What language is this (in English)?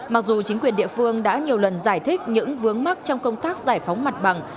Vietnamese